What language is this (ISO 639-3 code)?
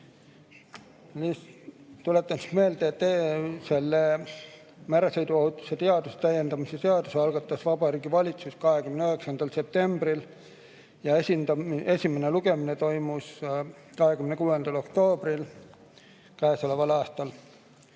est